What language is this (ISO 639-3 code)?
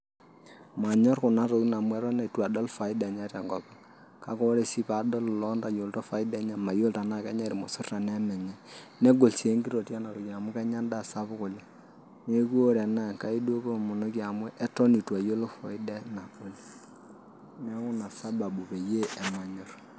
mas